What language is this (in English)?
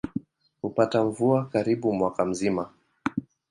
Swahili